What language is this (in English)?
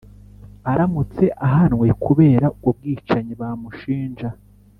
Kinyarwanda